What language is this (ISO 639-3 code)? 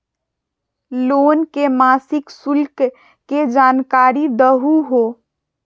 mag